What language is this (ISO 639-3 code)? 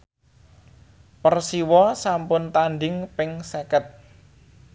jav